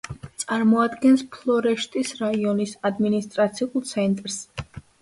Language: Georgian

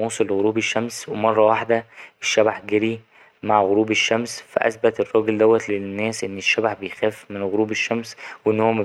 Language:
Egyptian Arabic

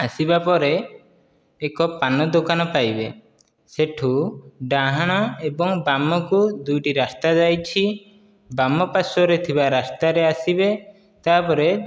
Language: Odia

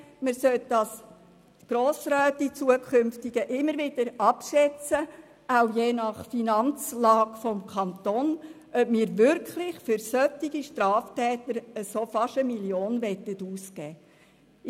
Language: Swiss German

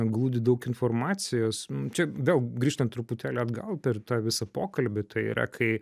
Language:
Lithuanian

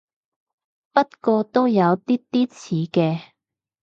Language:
Cantonese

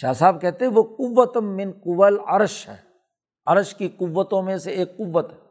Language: Urdu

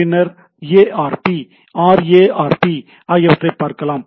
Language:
Tamil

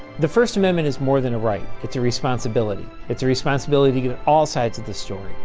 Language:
English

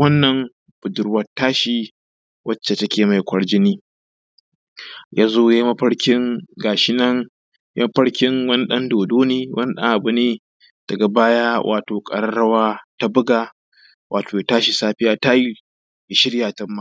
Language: Hausa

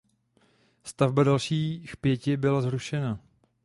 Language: Czech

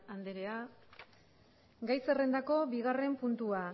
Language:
Basque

